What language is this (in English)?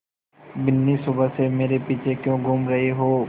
Hindi